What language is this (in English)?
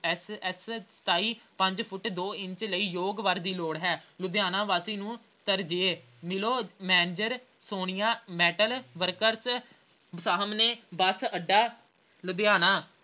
Punjabi